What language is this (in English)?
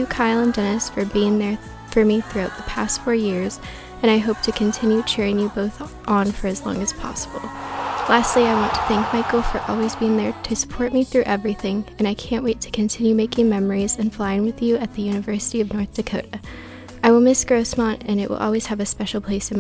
English